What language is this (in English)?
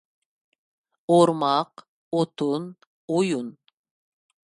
Uyghur